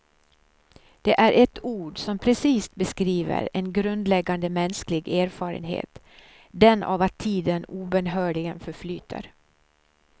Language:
Swedish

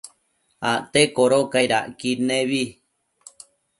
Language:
Matsés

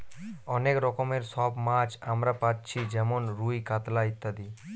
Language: Bangla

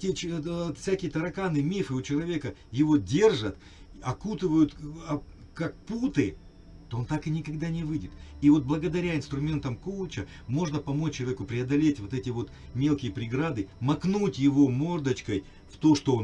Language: Russian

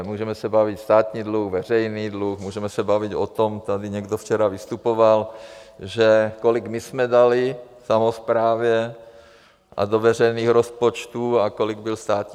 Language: Czech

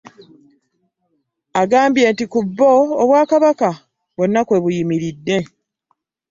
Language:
Ganda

